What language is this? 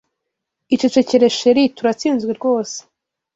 Kinyarwanda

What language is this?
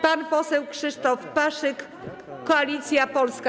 Polish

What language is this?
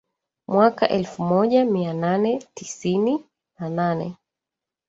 Swahili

